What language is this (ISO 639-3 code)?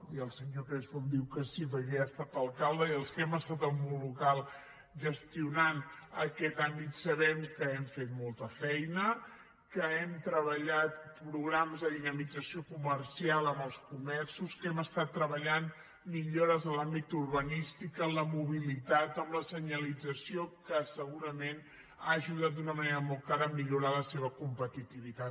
cat